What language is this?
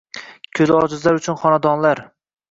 Uzbek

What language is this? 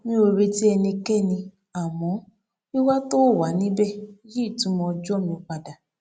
Yoruba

